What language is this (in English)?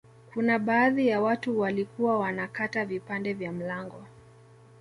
Swahili